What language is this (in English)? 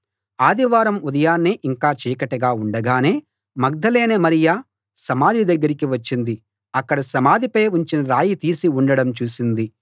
Telugu